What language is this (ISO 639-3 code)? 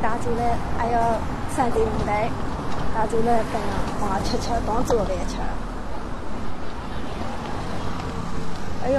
zho